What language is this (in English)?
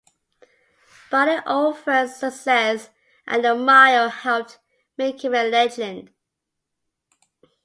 English